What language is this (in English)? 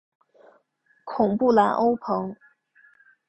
Chinese